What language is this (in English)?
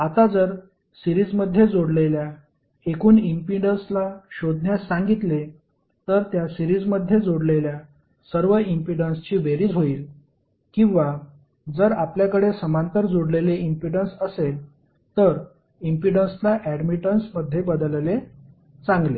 Marathi